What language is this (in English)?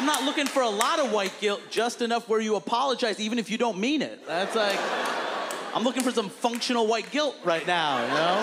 Slovak